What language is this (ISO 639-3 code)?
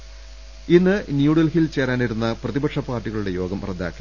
mal